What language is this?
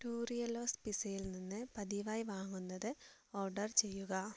Malayalam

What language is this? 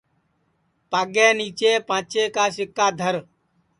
Sansi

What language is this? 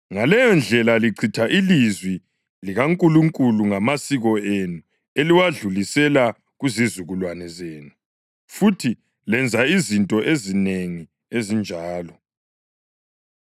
North Ndebele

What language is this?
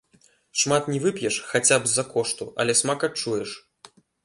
Belarusian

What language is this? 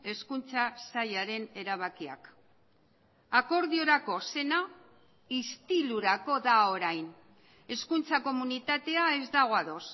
Basque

